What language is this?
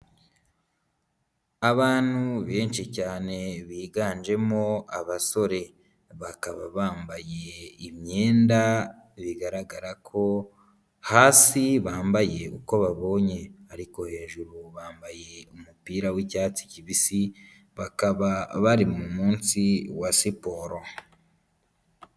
Kinyarwanda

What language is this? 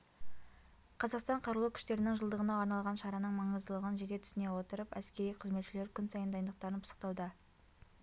Kazakh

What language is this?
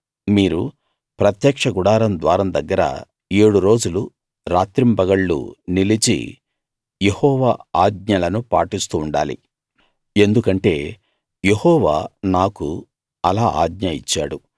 Telugu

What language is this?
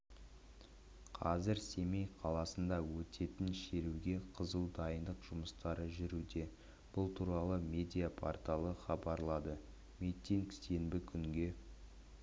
Kazakh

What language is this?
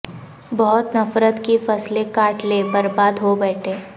Urdu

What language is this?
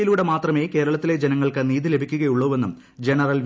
Malayalam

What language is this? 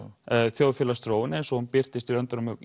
Icelandic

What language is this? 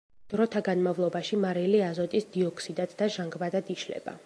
Georgian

